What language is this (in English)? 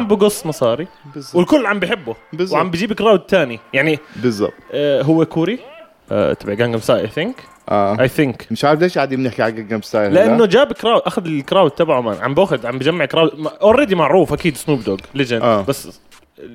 Arabic